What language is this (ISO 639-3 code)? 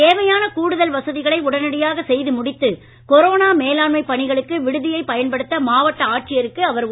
tam